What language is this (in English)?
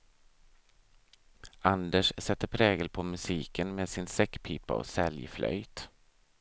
Swedish